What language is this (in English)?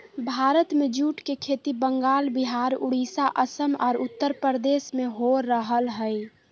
Magahi